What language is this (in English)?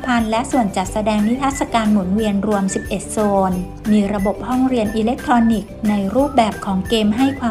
Thai